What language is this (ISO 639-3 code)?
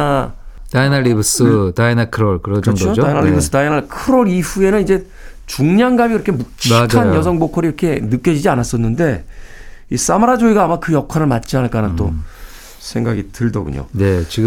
kor